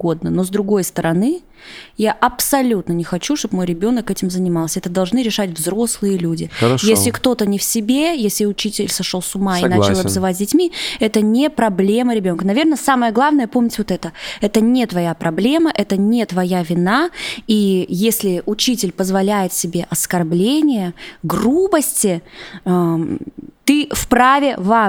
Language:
Russian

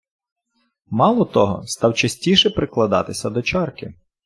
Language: Ukrainian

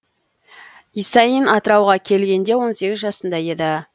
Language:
Kazakh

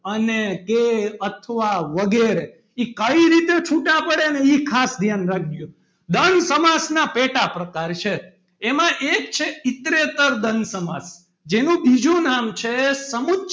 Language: Gujarati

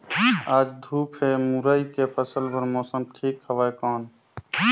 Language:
Chhattisgarhi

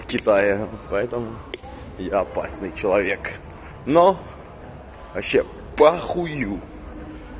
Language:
Russian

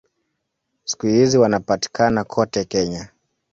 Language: Swahili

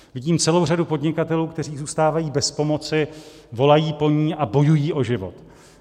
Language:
Czech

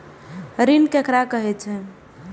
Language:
Maithili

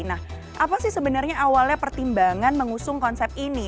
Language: Indonesian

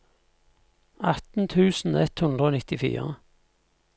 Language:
Norwegian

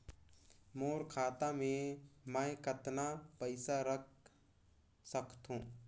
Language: Chhattisgarhi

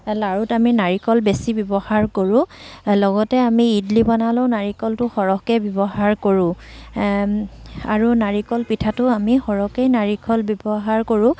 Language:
Assamese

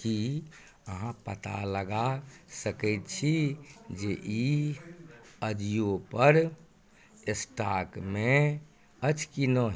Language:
Maithili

